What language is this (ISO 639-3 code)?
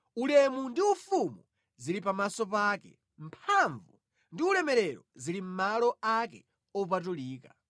nya